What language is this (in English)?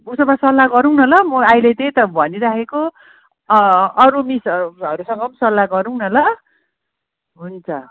Nepali